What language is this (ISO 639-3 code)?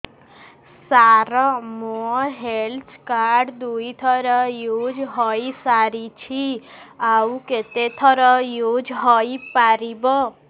ori